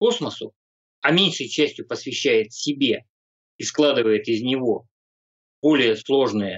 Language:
Russian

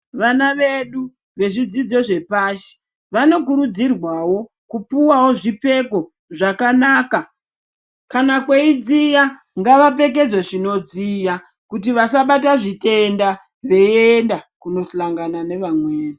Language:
Ndau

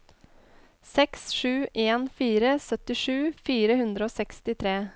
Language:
Norwegian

